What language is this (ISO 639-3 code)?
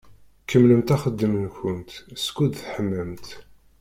kab